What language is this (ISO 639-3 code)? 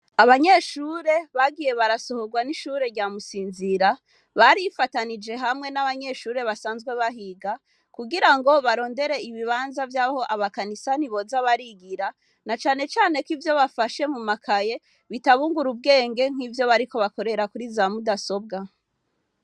run